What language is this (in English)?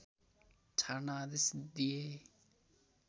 Nepali